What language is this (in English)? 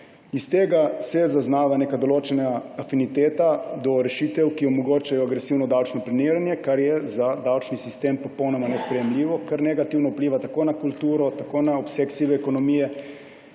Slovenian